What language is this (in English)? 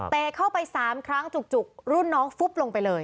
Thai